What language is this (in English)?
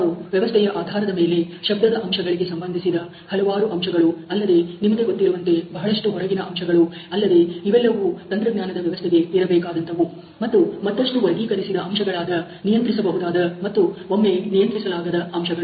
Kannada